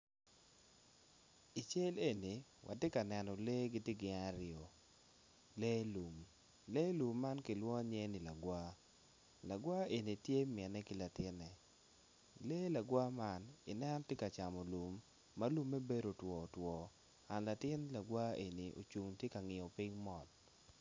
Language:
Acoli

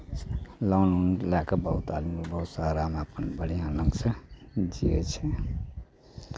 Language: Maithili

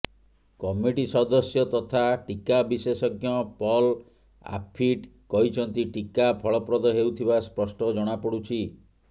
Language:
Odia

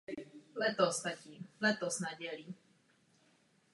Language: Czech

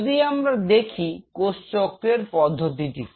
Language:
Bangla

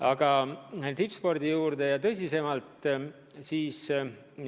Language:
Estonian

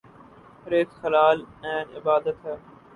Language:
Urdu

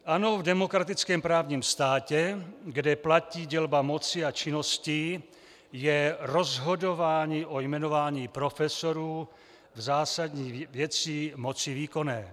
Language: Czech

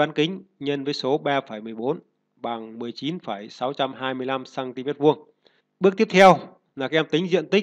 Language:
Vietnamese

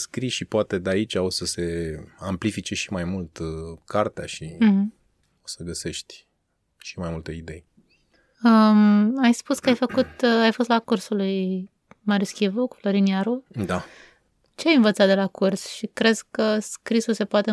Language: Romanian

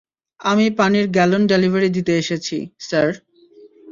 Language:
Bangla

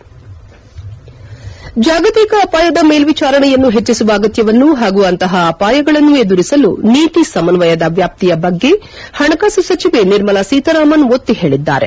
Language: Kannada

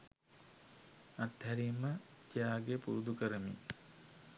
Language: Sinhala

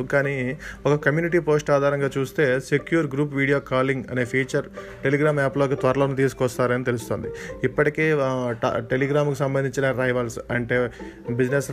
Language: Telugu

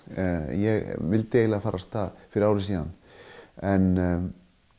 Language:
Icelandic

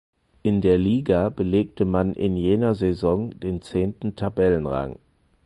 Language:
German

